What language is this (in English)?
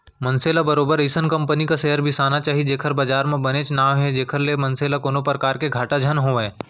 Chhattisgarhi